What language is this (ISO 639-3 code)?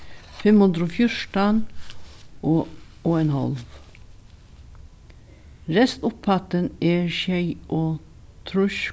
fao